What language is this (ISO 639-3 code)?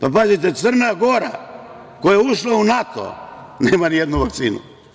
srp